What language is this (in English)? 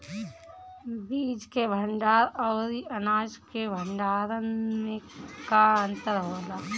Bhojpuri